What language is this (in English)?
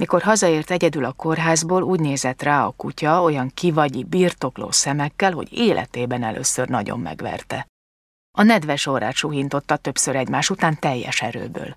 Hungarian